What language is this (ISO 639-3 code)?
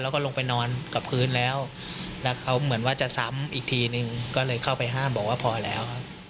tha